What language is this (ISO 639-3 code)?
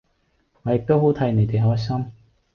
yue